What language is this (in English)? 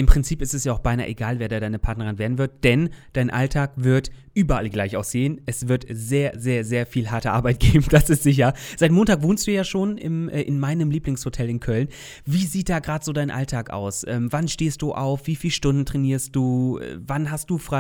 German